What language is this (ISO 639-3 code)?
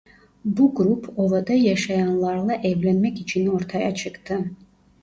tur